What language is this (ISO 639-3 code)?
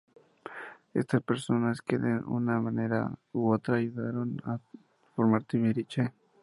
spa